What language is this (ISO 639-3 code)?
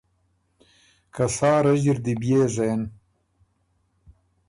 oru